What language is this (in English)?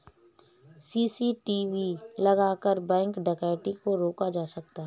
Hindi